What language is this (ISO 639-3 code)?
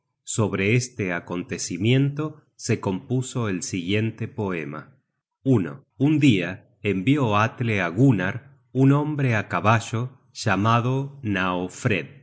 spa